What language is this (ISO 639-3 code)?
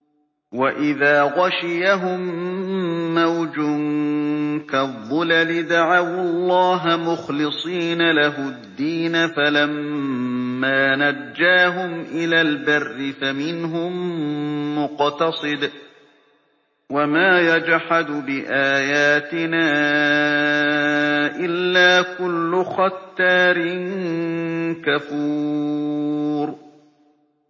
ara